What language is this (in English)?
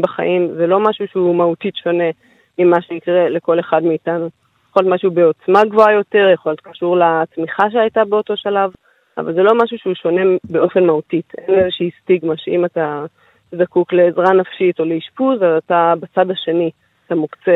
Hebrew